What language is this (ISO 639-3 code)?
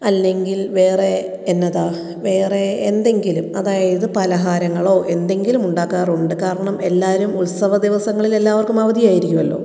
mal